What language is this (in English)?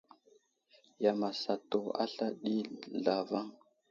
Wuzlam